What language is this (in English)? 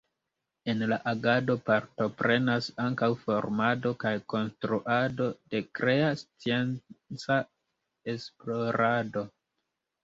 Esperanto